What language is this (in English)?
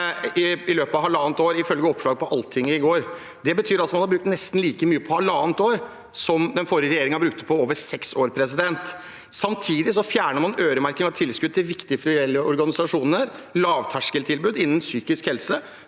Norwegian